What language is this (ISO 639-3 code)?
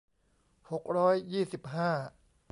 tha